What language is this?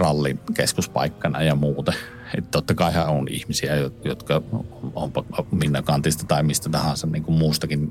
Finnish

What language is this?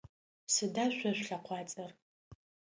Adyghe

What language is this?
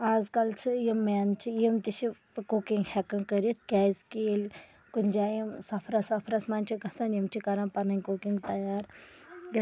Kashmiri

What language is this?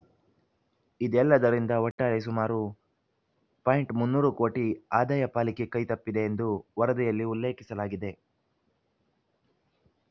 Kannada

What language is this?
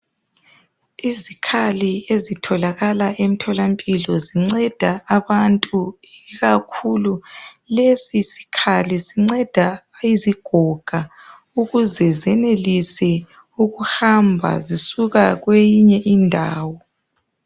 North Ndebele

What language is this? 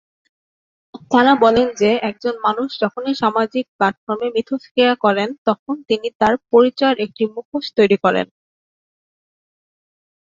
Bangla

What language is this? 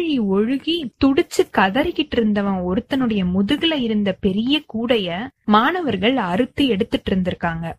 Tamil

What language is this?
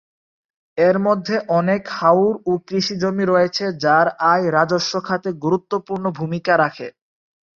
Bangla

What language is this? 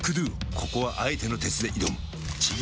Japanese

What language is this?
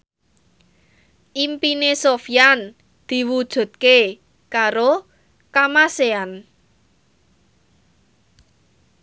Javanese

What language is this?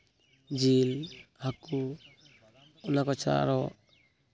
Santali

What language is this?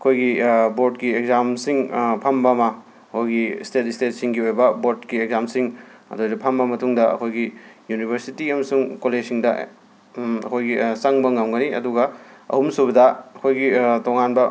Manipuri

